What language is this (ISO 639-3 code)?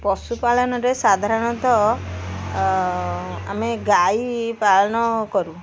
ori